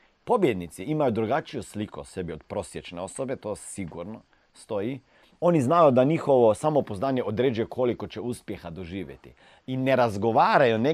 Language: Croatian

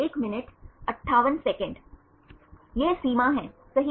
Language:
Hindi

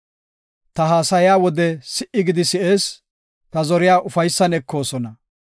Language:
Gofa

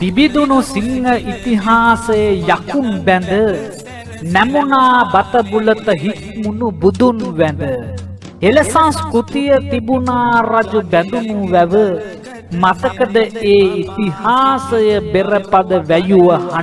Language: Sinhala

